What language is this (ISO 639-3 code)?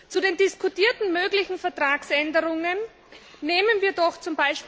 deu